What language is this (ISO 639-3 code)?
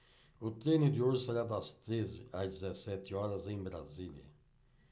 por